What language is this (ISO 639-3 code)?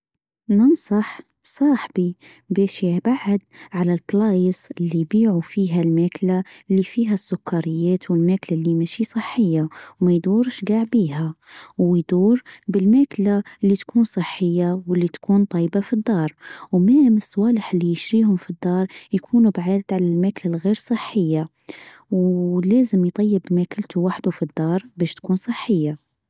aeb